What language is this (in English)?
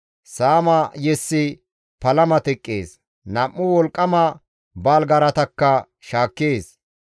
Gamo